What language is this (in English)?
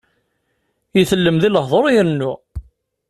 Kabyle